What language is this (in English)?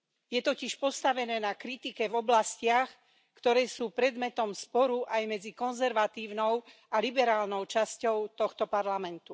Slovak